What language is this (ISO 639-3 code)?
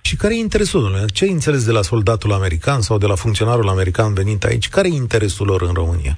ron